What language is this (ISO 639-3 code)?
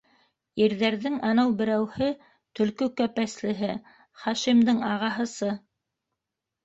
bak